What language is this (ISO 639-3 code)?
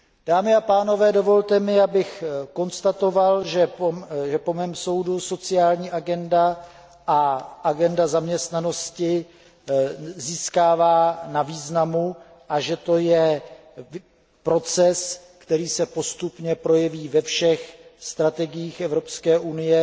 ces